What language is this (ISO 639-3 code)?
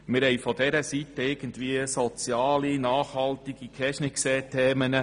gsw